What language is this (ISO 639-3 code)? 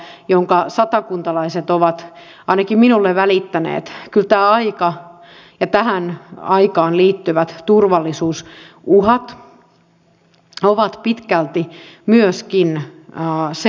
fin